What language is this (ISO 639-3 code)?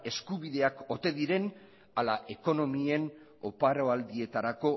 eus